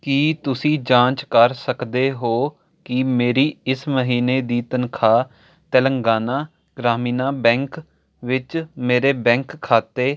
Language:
Punjabi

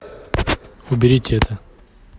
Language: Russian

